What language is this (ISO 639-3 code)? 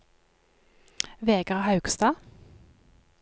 nor